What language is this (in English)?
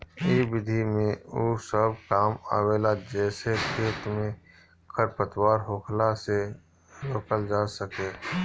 Bhojpuri